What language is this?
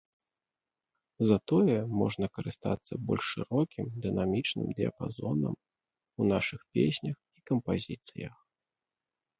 Belarusian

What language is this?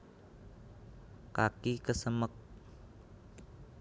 Javanese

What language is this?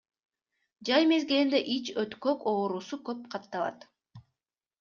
Kyrgyz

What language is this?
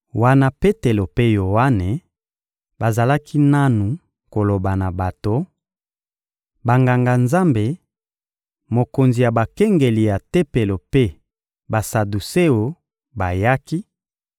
Lingala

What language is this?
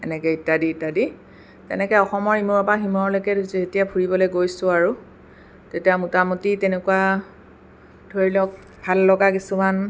Assamese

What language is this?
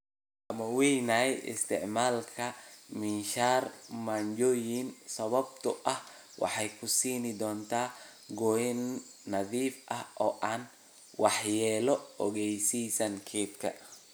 Somali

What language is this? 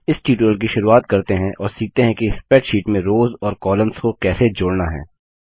Hindi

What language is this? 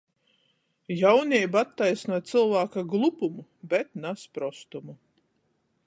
Latgalian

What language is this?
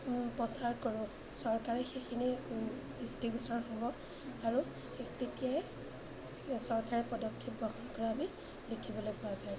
Assamese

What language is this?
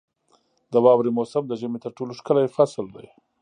Pashto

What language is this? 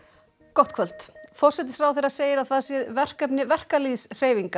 Icelandic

